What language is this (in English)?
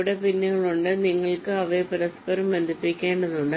Malayalam